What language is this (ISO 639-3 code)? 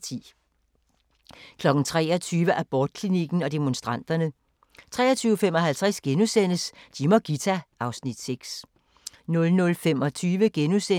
dan